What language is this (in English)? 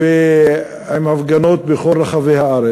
Hebrew